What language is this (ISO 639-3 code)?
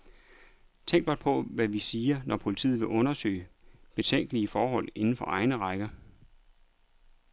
dan